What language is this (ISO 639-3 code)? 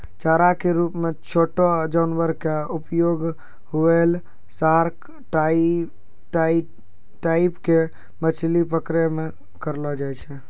mai